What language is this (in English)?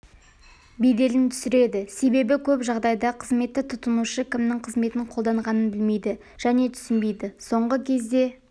Kazakh